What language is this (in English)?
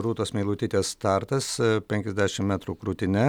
Lithuanian